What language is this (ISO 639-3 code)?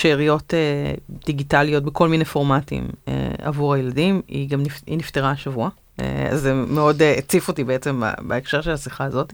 heb